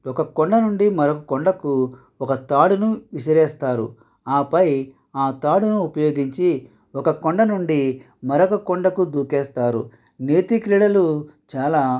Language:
Telugu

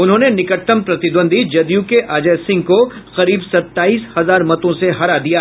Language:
Hindi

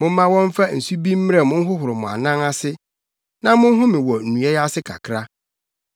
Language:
Akan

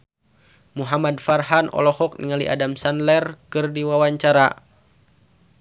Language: Sundanese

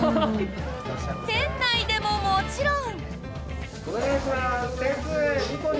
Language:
Japanese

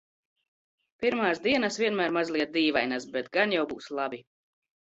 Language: Latvian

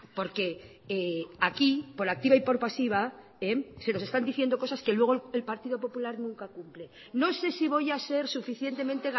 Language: Spanish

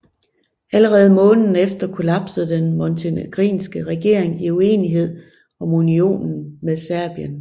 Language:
Danish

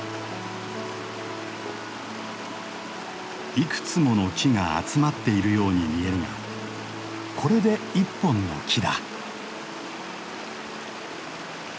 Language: Japanese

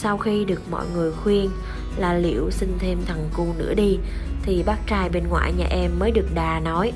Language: Vietnamese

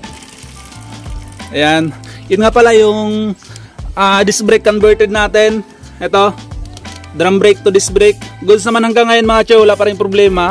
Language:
Filipino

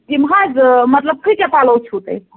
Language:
Kashmiri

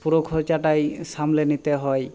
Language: Bangla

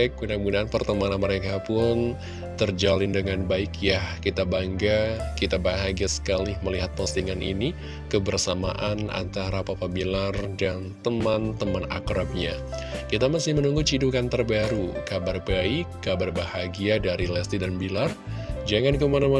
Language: Indonesian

